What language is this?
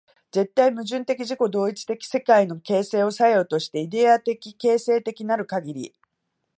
Japanese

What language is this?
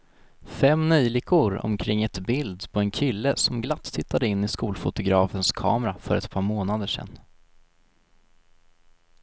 Swedish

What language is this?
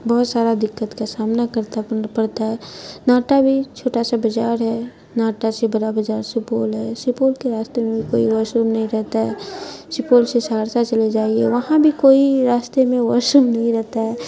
Urdu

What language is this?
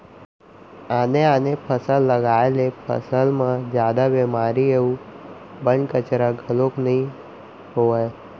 Chhattisgarhi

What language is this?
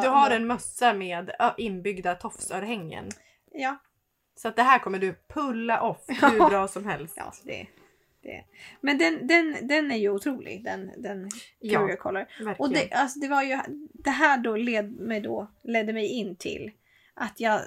Swedish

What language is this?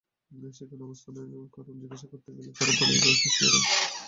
Bangla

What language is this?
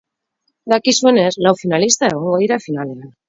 Basque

